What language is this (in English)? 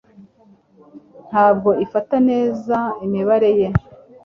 Kinyarwanda